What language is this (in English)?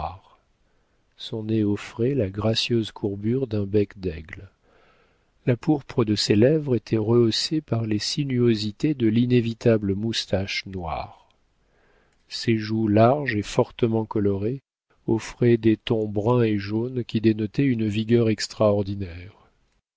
French